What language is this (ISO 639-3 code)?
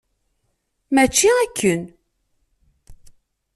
kab